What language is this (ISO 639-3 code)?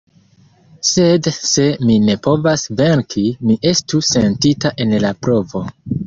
epo